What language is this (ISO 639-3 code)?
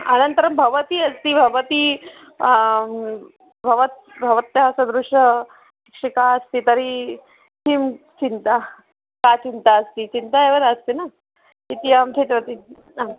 san